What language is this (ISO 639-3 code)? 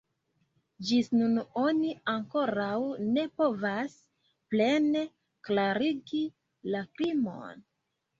epo